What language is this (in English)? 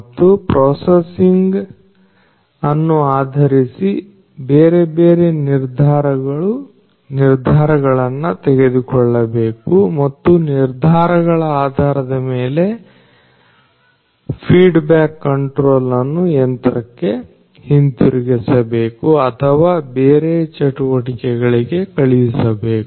Kannada